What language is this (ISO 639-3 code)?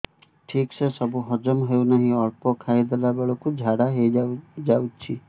ori